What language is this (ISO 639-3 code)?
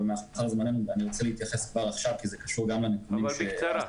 heb